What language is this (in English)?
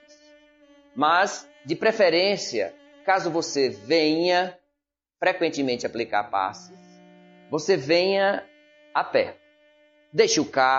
Portuguese